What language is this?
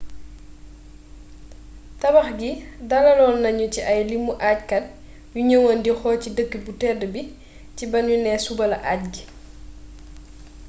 Wolof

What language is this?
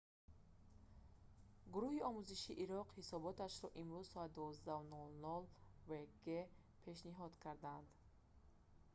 Tajik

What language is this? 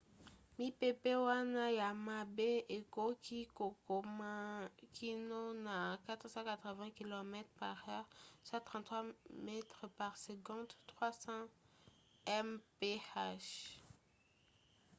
Lingala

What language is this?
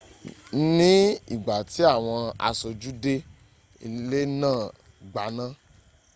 Yoruba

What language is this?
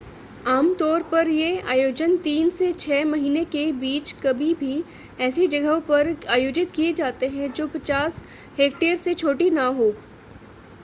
Hindi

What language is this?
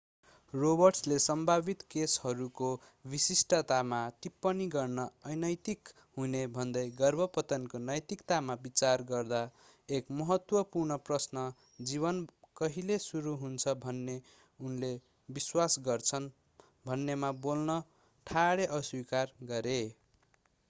Nepali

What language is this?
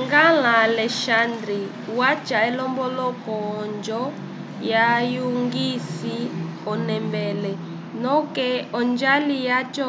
Umbundu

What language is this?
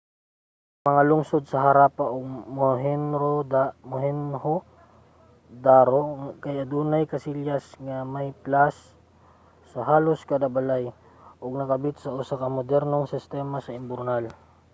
Cebuano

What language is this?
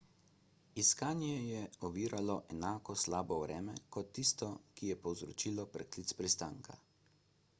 Slovenian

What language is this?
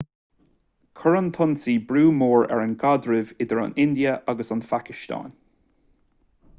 Irish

